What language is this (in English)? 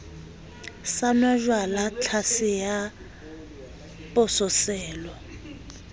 Southern Sotho